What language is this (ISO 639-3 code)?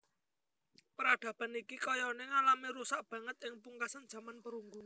jav